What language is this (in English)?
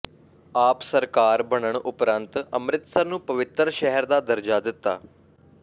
Punjabi